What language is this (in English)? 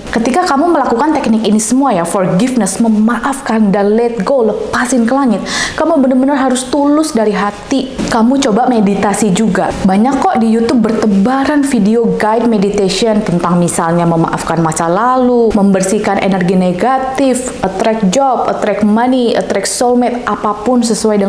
Indonesian